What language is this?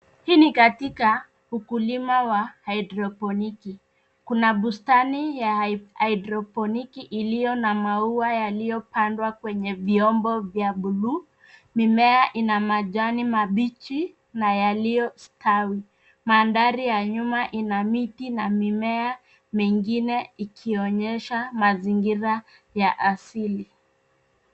Swahili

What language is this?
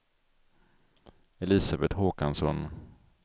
Swedish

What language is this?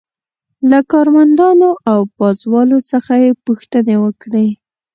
Pashto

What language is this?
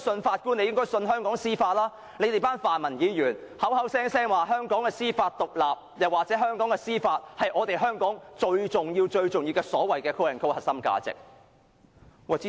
Cantonese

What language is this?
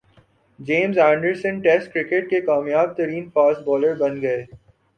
Urdu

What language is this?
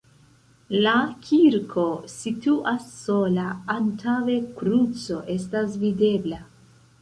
Esperanto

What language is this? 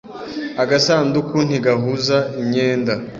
Kinyarwanda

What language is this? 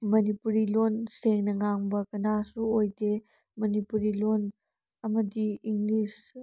Manipuri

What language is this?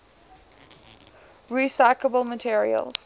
English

